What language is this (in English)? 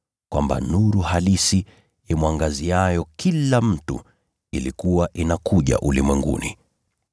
Swahili